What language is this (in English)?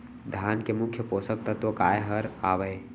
Chhattisgarhi